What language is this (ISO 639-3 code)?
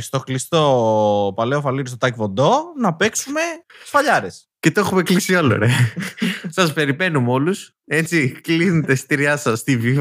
ell